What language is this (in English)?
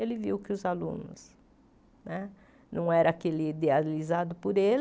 Portuguese